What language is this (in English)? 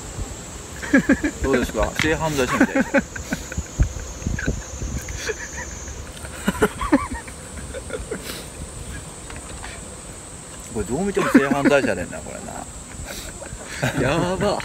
Japanese